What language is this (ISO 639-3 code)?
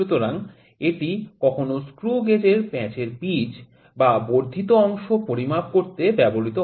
ben